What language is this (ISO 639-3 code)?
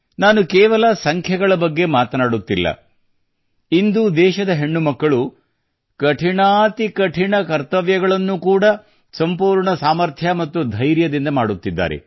kan